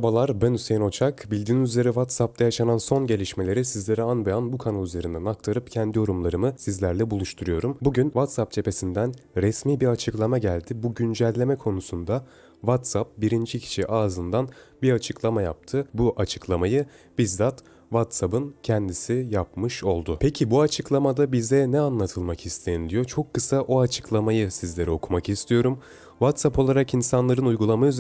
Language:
Turkish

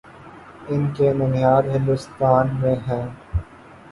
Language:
Urdu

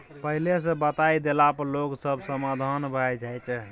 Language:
Maithili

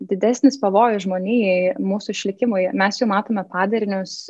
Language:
Lithuanian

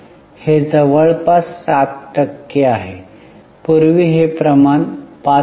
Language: Marathi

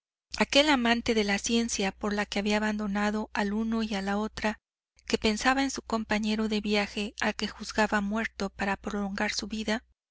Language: Spanish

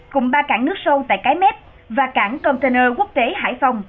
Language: Vietnamese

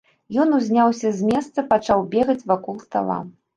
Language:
Belarusian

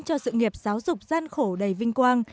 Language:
Vietnamese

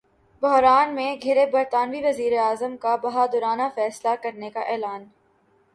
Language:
Urdu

